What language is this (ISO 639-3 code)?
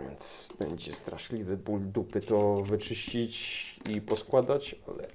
pol